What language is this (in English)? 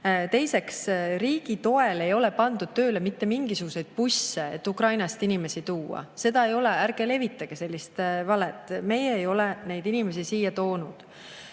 Estonian